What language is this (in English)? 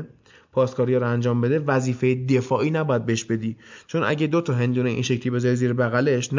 Persian